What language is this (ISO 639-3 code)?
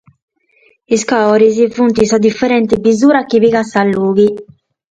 srd